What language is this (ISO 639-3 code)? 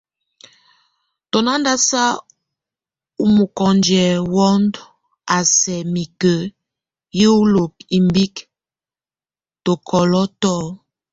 tvu